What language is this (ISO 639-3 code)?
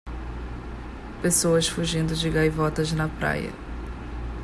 por